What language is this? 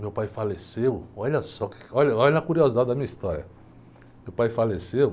Portuguese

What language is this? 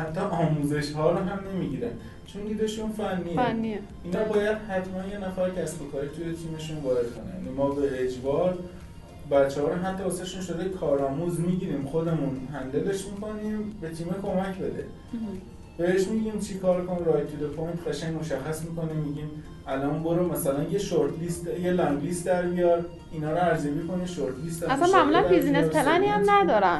Persian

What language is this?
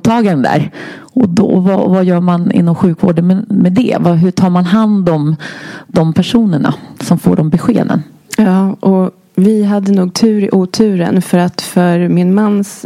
Swedish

